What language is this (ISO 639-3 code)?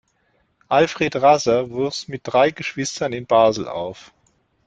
deu